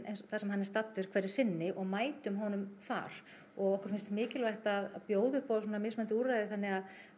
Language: Icelandic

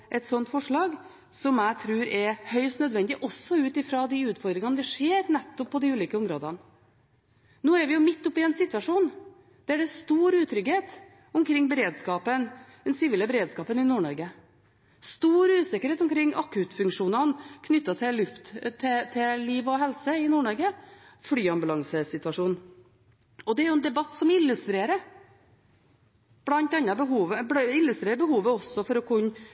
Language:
Norwegian Bokmål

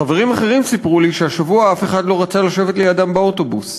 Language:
Hebrew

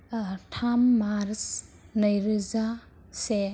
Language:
Bodo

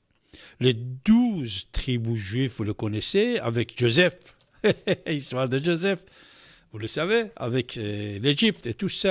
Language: French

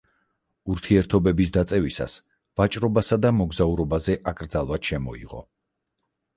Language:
Georgian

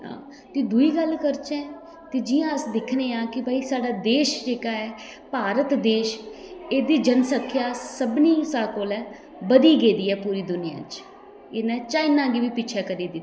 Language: Dogri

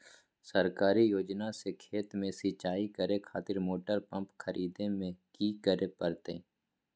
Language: Magahi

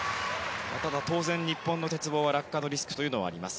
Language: Japanese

